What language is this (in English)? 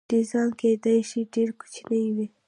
Pashto